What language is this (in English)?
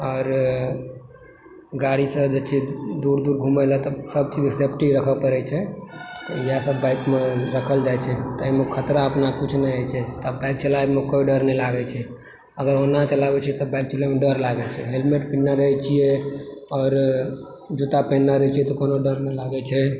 Maithili